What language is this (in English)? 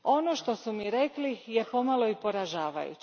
Croatian